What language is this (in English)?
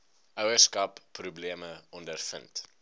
Afrikaans